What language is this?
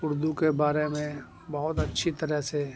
Urdu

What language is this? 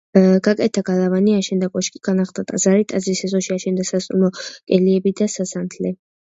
Georgian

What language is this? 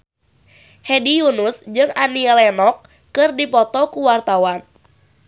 Sundanese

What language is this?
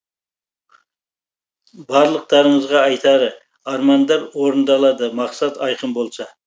Kazakh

